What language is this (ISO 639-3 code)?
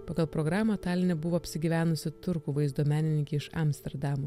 lit